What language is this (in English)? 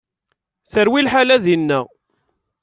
Kabyle